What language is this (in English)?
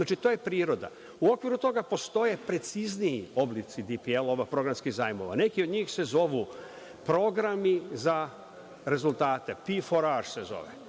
Serbian